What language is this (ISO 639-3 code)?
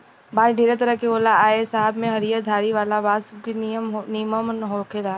bho